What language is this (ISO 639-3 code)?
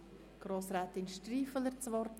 gsw